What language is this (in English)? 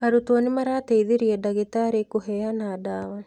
Kikuyu